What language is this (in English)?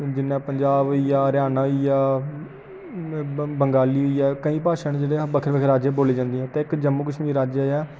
Dogri